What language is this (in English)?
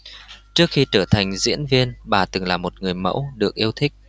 Vietnamese